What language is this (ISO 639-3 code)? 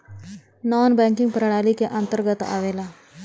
bho